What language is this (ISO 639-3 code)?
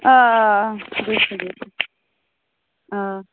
kas